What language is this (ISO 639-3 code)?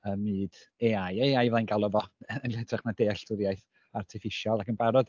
cym